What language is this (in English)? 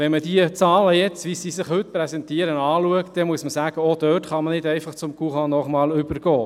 Swiss German